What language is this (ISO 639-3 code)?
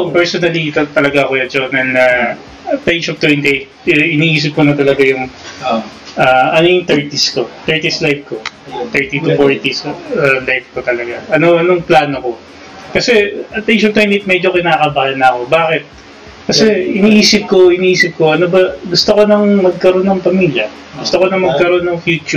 fil